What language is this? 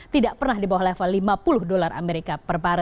Indonesian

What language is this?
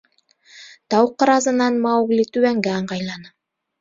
Bashkir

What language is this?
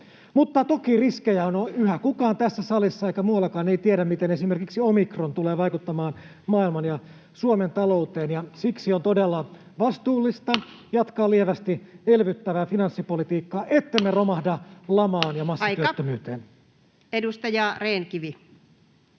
Finnish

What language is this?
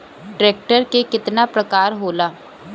Bhojpuri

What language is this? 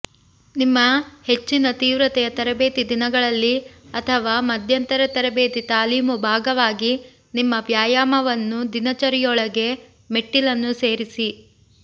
Kannada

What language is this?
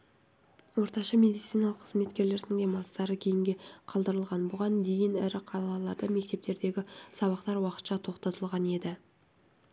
Kazakh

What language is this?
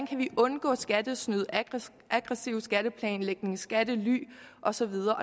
Danish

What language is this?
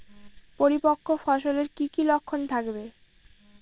Bangla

